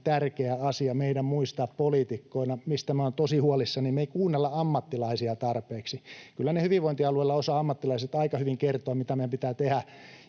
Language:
Finnish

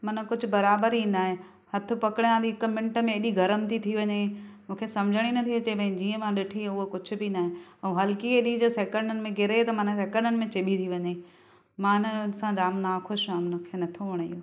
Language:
Sindhi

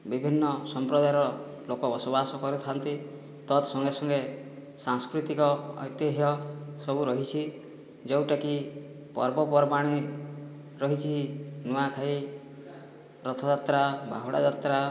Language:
Odia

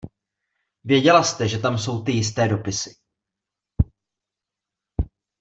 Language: Czech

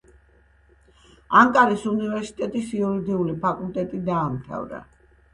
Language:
Georgian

